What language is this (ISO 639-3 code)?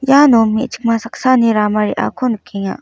grt